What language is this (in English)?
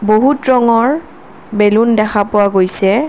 Assamese